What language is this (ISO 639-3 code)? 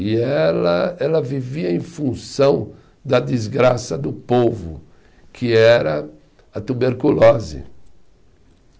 por